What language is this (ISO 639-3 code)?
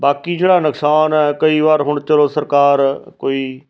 pan